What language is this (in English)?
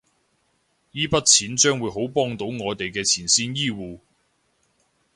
Cantonese